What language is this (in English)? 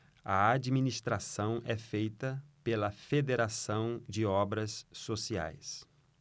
Portuguese